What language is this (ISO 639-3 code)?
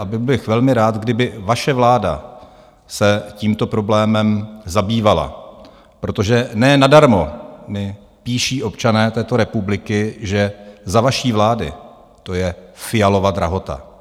ces